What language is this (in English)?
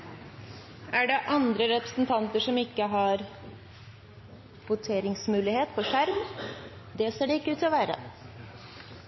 Norwegian Bokmål